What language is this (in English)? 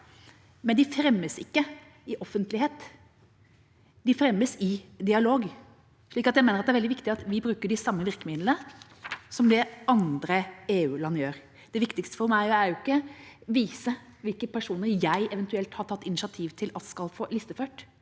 Norwegian